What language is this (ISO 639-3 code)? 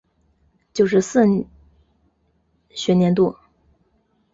zho